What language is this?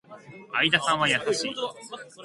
Japanese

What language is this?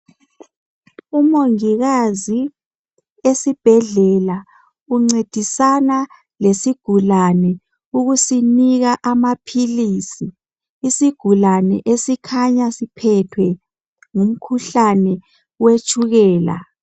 North Ndebele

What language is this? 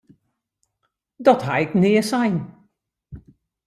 Western Frisian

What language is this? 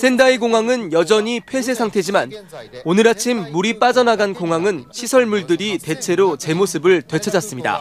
Korean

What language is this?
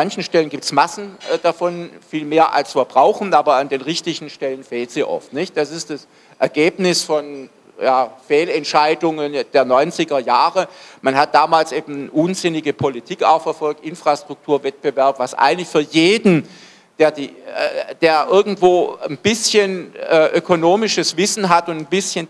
German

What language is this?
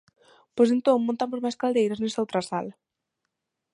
Galician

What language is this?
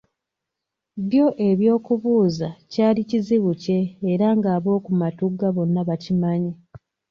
Ganda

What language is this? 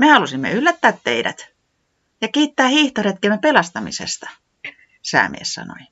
Finnish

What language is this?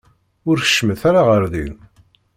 Kabyle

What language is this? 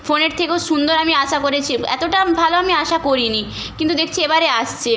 Bangla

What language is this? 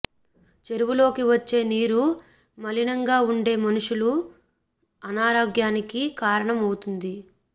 Telugu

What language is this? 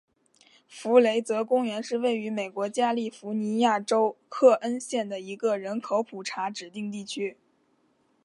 Chinese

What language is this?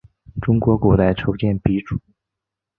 Chinese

